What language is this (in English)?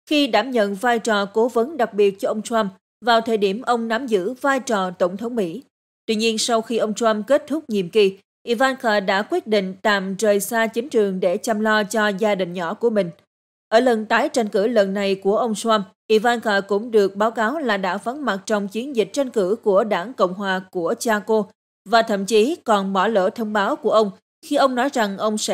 Vietnamese